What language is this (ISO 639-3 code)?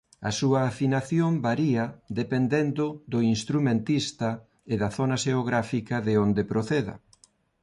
glg